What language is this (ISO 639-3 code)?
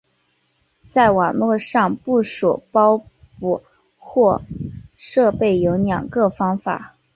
zho